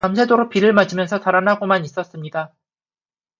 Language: Korean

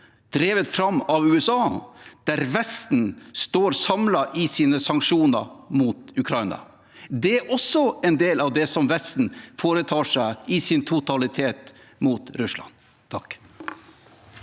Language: Norwegian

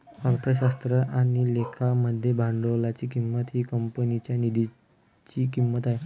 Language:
Marathi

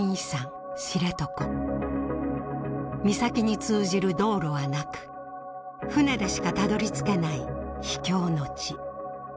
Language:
Japanese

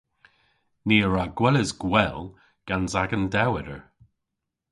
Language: Cornish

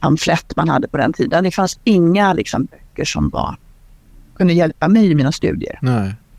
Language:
Swedish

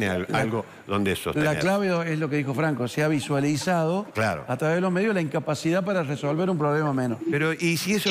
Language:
Spanish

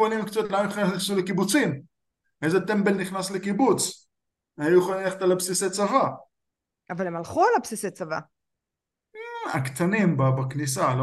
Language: Hebrew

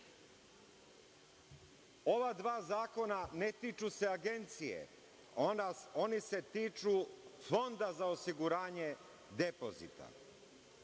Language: Serbian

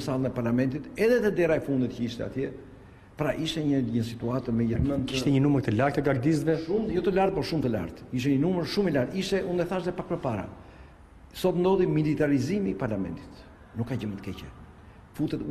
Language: Romanian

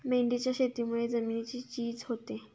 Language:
Marathi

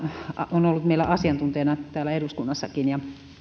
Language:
Finnish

